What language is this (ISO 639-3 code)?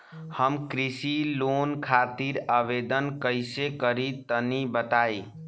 bho